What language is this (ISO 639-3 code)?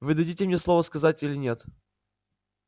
rus